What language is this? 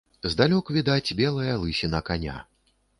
Belarusian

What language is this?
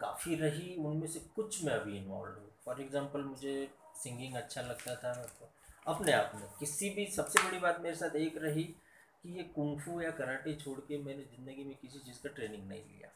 Hindi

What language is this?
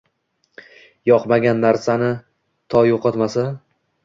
Uzbek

